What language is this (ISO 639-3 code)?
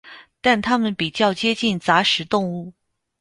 zho